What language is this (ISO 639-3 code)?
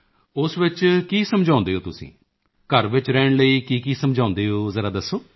pan